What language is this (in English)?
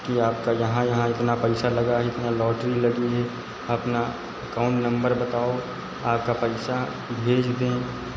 Hindi